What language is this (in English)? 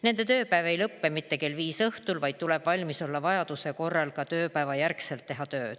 Estonian